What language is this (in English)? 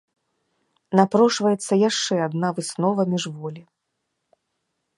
Belarusian